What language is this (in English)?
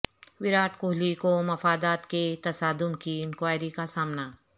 Urdu